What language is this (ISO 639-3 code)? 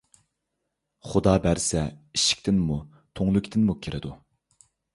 uig